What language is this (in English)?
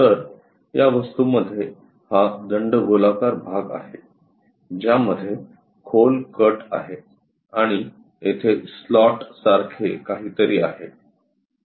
Marathi